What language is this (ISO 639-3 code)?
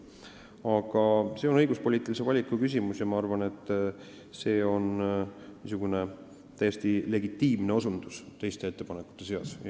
est